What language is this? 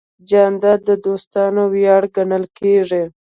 Pashto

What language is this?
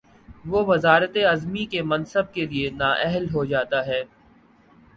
Urdu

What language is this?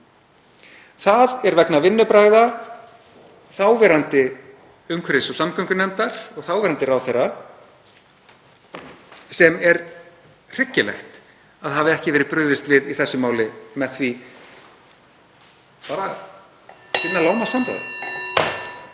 Icelandic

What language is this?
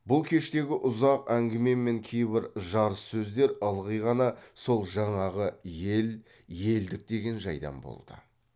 Kazakh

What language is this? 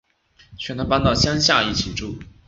Chinese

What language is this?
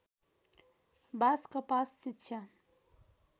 Nepali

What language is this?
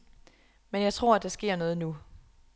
Danish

